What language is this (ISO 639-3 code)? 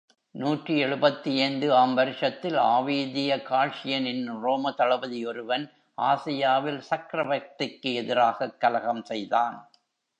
tam